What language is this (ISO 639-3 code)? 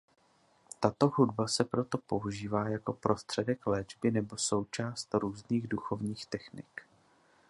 ces